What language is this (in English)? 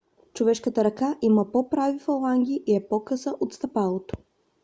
Bulgarian